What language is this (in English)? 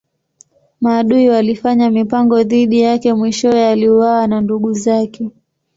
Swahili